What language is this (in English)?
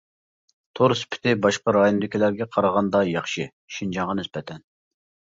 Uyghur